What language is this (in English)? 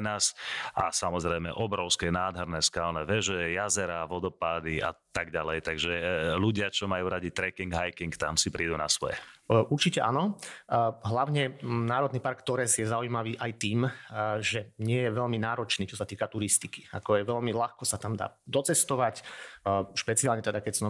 Slovak